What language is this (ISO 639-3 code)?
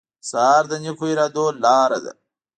pus